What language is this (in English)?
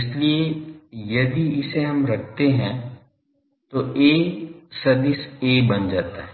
Hindi